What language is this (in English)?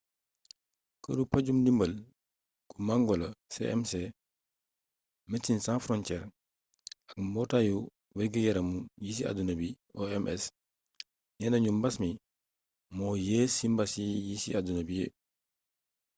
Wolof